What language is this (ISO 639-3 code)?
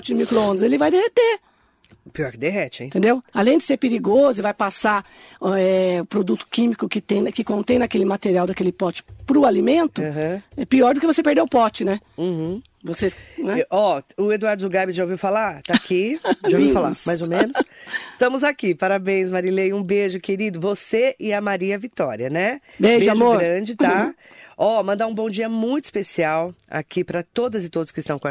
por